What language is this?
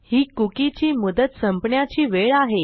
Marathi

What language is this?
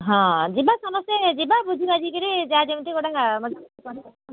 Odia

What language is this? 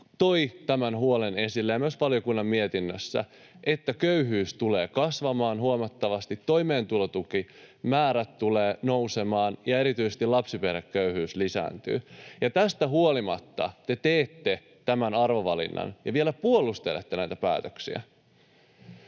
Finnish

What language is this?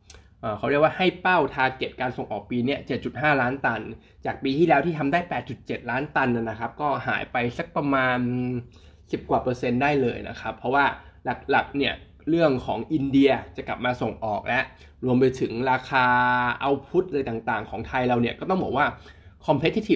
Thai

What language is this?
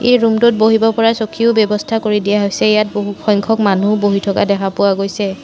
Assamese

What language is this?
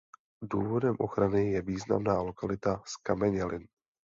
Czech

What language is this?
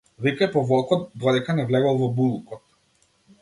Macedonian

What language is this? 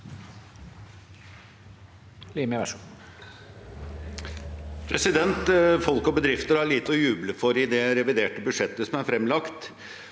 Norwegian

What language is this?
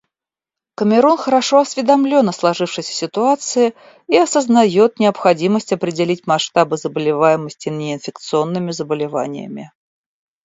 Russian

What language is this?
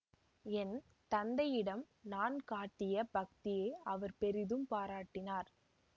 Tamil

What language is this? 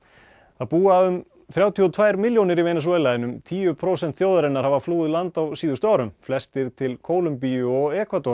Icelandic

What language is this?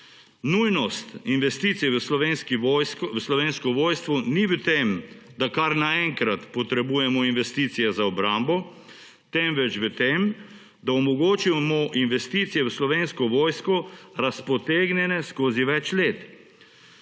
Slovenian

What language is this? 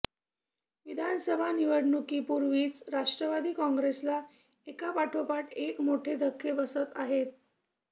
Marathi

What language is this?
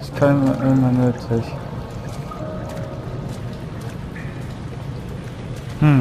German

